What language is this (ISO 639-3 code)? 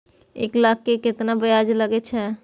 mai